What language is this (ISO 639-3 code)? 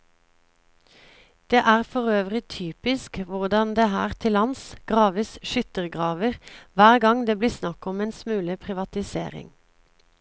nor